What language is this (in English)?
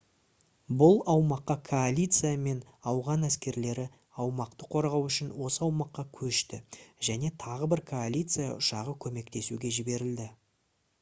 Kazakh